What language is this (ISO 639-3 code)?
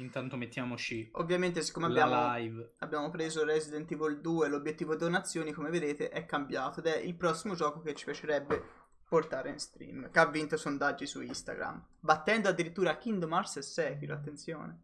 ita